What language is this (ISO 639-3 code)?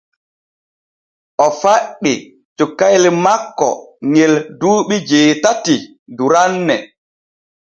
fue